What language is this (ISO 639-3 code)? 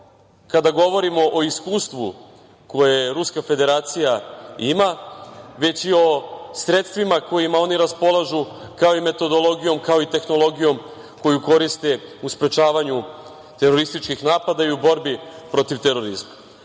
srp